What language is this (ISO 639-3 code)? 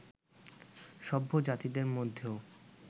ben